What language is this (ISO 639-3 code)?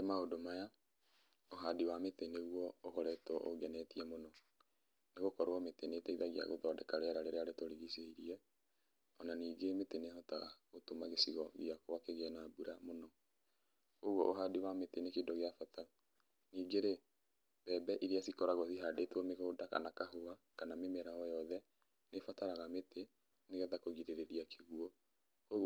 kik